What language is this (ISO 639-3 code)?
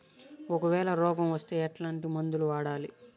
tel